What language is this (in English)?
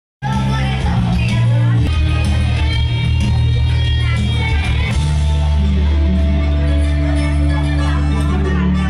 Arabic